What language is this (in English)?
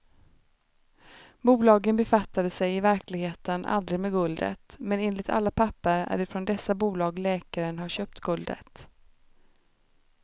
Swedish